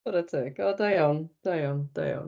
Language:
Welsh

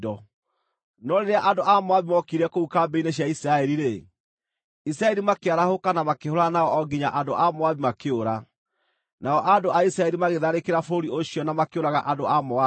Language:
Kikuyu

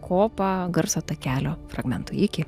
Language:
Lithuanian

